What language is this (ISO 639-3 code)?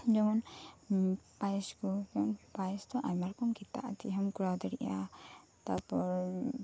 sat